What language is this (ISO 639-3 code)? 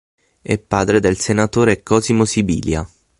ita